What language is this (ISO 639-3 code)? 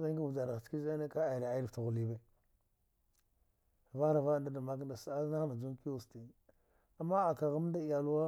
dgh